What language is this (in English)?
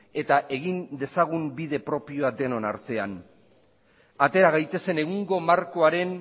Basque